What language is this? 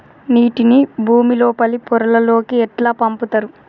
Telugu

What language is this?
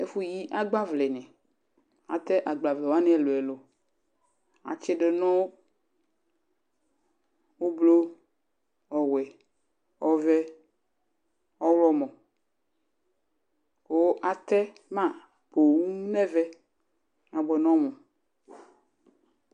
Ikposo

